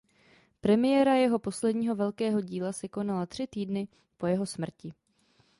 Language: Czech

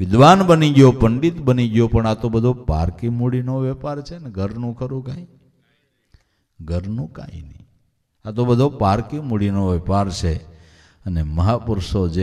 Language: Hindi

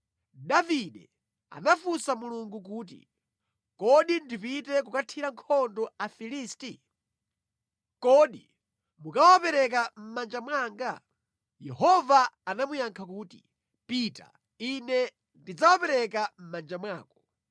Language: Nyanja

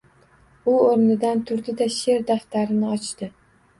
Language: Uzbek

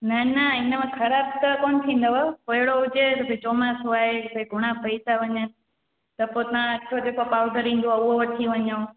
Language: Sindhi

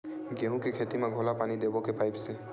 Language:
Chhattisgarhi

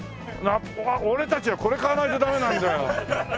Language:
Japanese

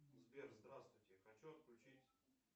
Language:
Russian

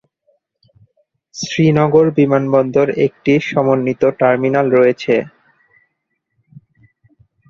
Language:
Bangla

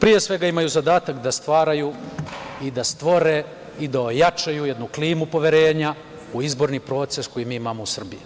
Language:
Serbian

